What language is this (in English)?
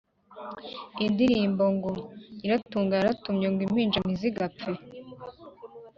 Kinyarwanda